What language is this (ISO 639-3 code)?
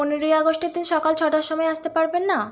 ben